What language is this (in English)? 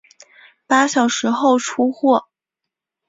Chinese